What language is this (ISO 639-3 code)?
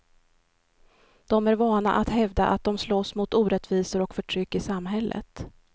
swe